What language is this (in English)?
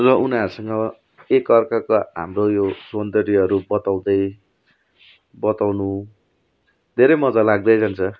Nepali